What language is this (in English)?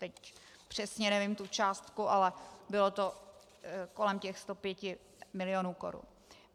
Czech